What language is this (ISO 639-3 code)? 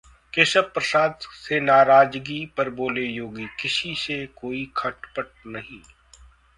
hin